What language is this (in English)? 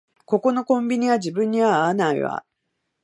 Japanese